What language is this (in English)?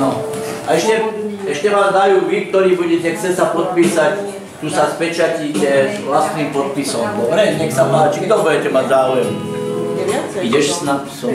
Polish